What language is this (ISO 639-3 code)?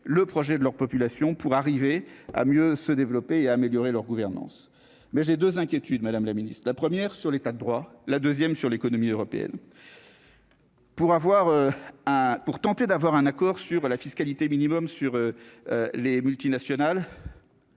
fra